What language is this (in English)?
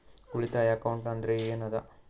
Kannada